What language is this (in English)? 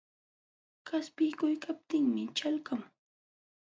Jauja Wanca Quechua